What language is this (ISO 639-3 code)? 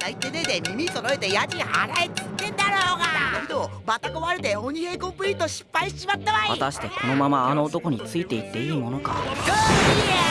jpn